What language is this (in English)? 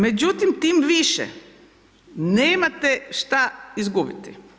Croatian